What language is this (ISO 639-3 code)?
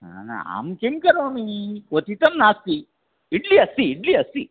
san